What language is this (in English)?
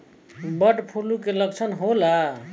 Bhojpuri